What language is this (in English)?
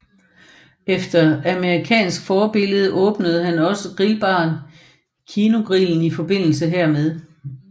Danish